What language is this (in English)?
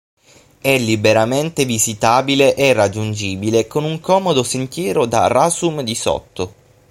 Italian